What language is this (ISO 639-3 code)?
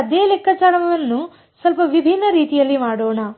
kan